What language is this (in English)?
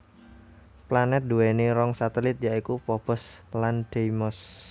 Javanese